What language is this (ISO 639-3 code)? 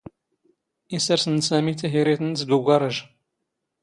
zgh